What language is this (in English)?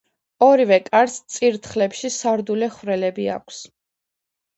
Georgian